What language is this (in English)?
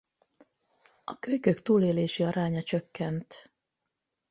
Hungarian